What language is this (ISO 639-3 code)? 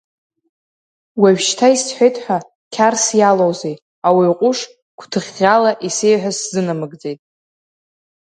abk